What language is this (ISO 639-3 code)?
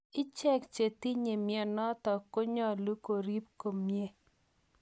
kln